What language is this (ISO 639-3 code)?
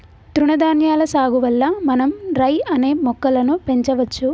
tel